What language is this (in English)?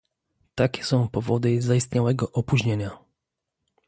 Polish